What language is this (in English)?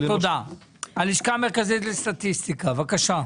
Hebrew